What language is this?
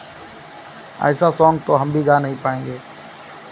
Hindi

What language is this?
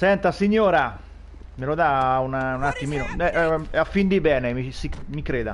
Italian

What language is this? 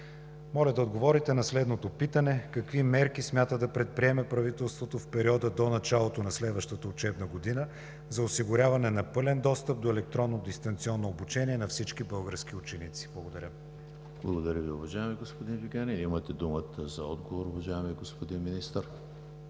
Bulgarian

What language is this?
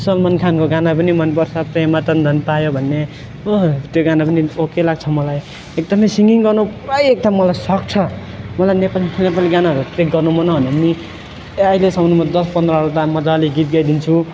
Nepali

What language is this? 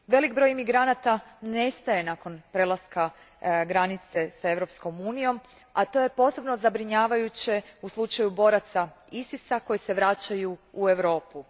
Croatian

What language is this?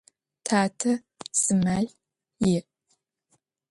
Adyghe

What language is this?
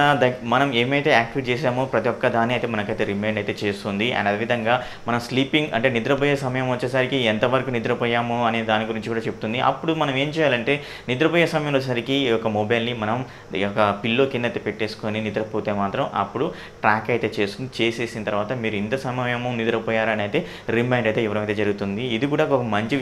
Thai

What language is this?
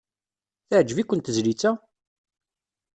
Kabyle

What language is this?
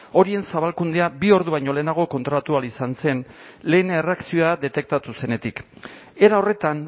Basque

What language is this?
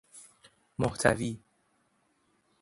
Persian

